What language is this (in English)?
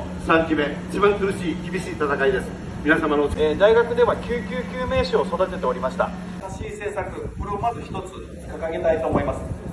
Japanese